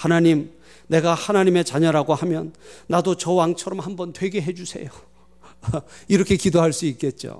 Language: Korean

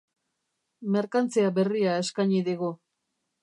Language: Basque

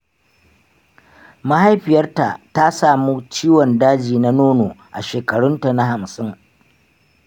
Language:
Hausa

